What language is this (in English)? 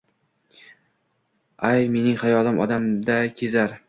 Uzbek